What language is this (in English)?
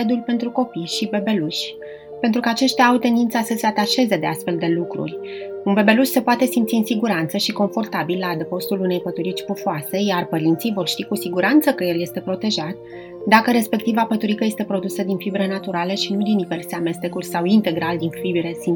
Romanian